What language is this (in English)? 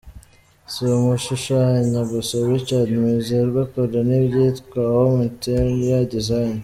Kinyarwanda